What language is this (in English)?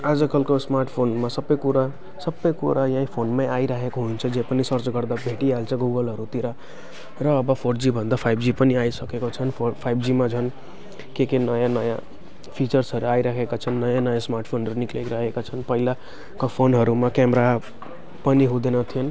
Nepali